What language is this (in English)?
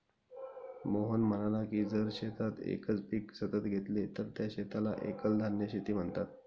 Marathi